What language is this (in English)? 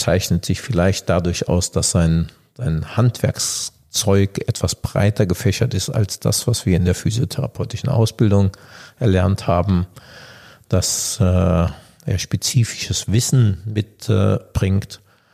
German